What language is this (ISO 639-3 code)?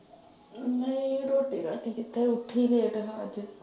pan